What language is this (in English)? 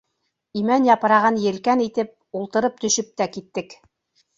Bashkir